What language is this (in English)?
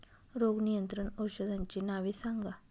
Marathi